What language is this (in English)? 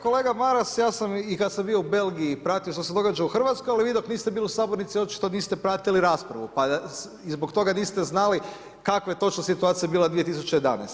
Croatian